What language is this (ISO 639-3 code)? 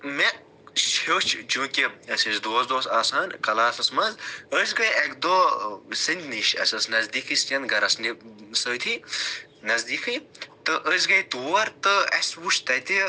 kas